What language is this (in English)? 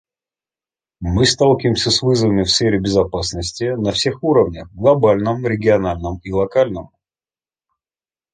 Russian